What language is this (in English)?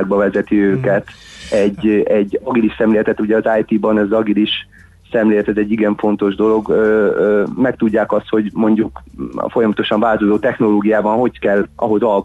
Hungarian